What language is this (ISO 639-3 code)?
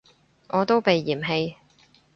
yue